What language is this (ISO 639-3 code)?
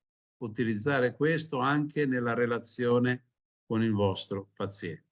ita